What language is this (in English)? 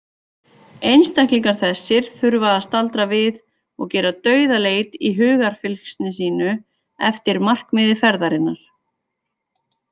Icelandic